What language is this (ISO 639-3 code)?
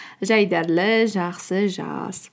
kaz